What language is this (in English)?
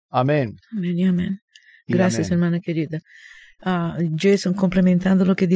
Spanish